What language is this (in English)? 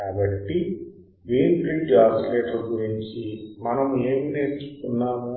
Telugu